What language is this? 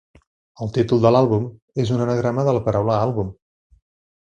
Catalan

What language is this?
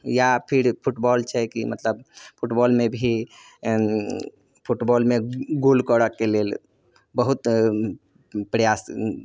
Maithili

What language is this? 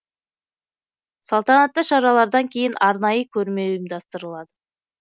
Kazakh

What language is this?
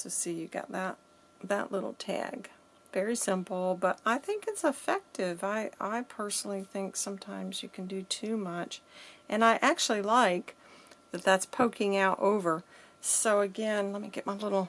English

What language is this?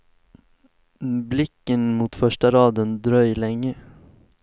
Swedish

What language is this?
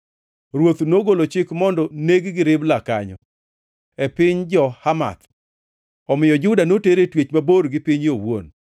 Luo (Kenya and Tanzania)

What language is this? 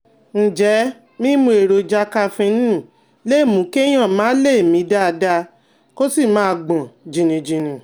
Yoruba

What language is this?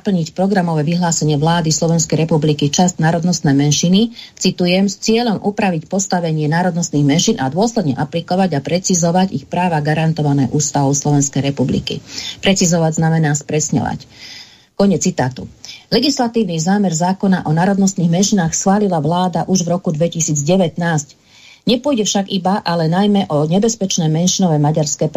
Slovak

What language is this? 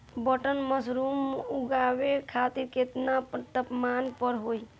Bhojpuri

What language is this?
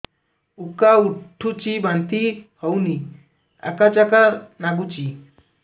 Odia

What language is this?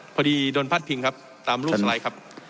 Thai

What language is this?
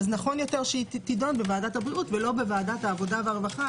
Hebrew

